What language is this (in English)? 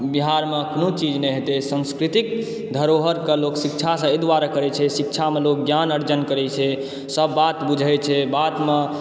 Maithili